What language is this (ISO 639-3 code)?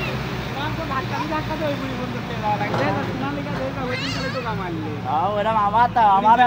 tha